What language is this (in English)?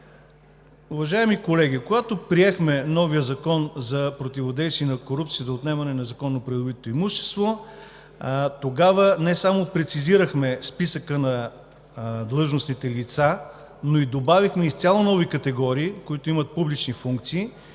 Bulgarian